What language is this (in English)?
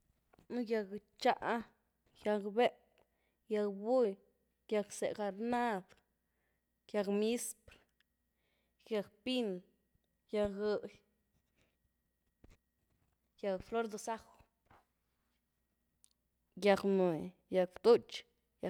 Güilá Zapotec